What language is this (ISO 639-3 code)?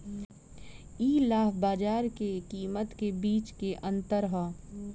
bho